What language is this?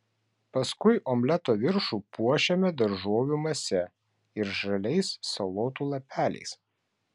Lithuanian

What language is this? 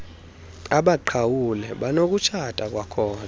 Xhosa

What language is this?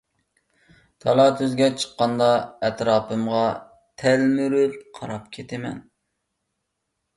Uyghur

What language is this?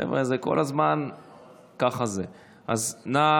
Hebrew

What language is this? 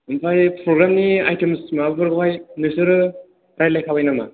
Bodo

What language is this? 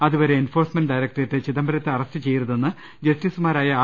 Malayalam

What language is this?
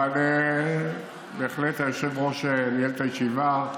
Hebrew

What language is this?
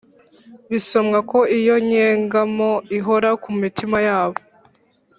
Kinyarwanda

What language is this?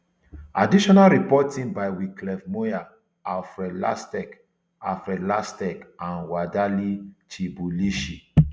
Nigerian Pidgin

